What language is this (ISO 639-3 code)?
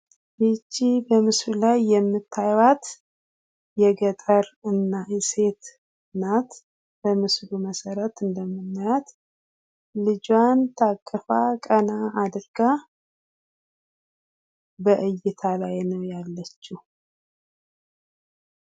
amh